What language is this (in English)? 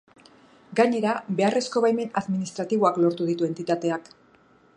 Basque